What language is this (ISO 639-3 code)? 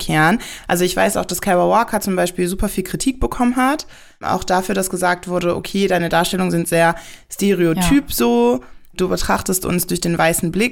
deu